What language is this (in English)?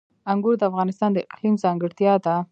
Pashto